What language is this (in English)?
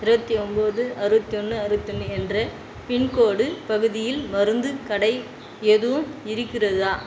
Tamil